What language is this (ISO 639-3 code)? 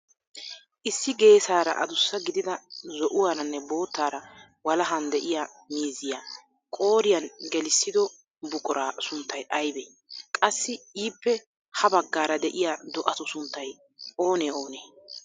wal